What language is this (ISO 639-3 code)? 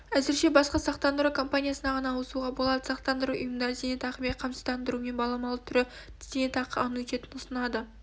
kaz